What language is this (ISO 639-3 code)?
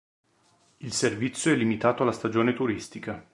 ita